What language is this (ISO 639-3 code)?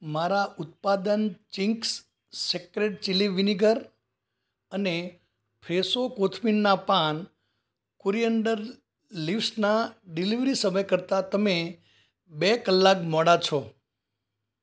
guj